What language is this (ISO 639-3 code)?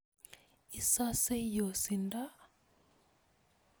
kln